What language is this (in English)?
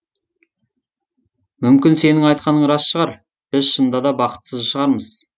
Kazakh